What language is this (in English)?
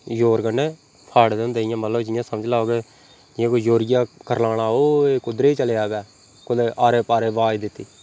Dogri